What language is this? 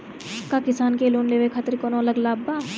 Bhojpuri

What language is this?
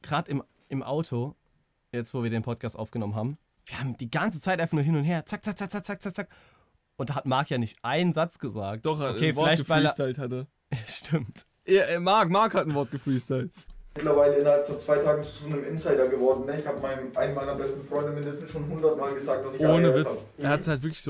German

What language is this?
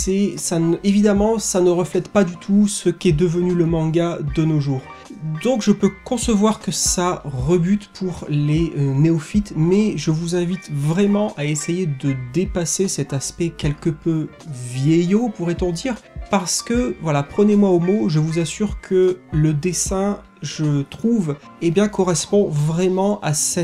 French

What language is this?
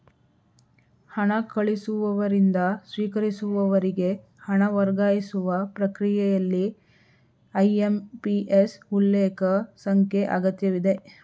Kannada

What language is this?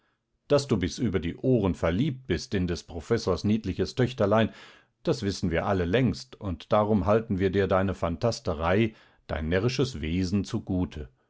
German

